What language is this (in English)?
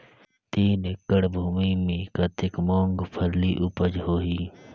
Chhattisgarhi